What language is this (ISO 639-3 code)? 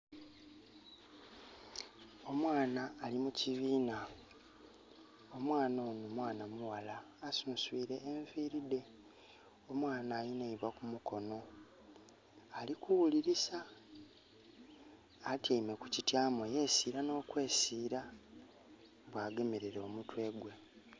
xog